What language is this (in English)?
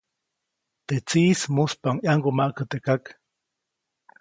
Copainalá Zoque